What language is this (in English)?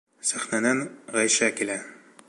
Bashkir